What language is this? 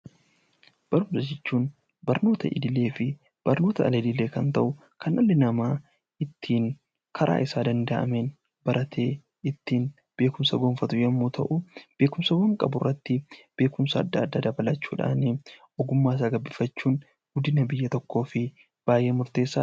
Oromo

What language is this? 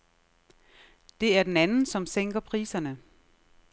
Danish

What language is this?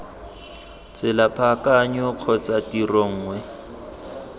Tswana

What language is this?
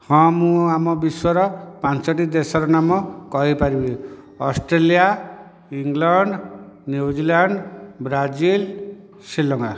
Odia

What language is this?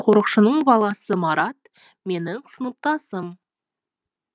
Kazakh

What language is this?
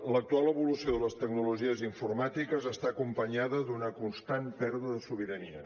Catalan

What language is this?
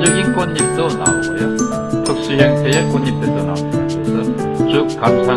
Korean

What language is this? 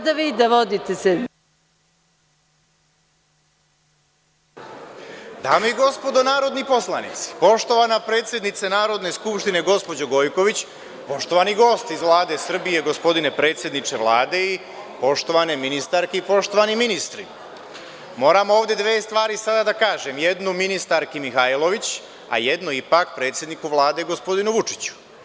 Serbian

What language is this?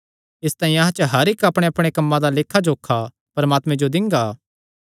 Kangri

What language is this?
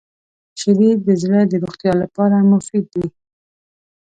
Pashto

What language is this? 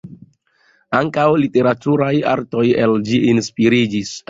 Esperanto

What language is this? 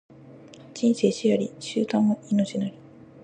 Japanese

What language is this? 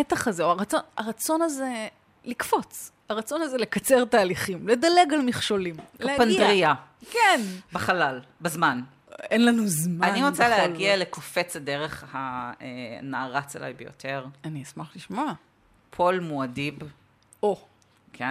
Hebrew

